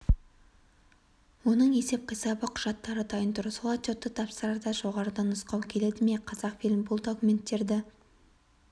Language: Kazakh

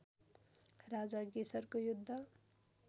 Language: Nepali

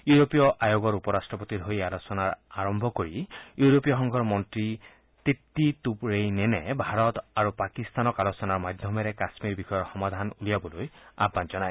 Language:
Assamese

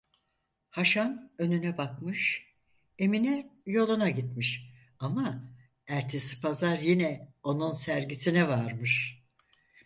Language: Turkish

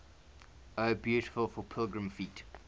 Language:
English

